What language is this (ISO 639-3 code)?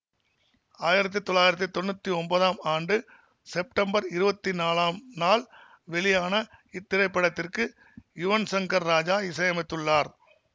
tam